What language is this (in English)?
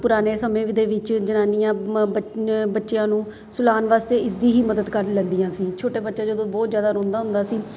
Punjabi